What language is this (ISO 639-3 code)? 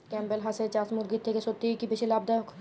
ben